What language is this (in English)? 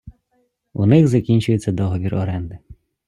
Ukrainian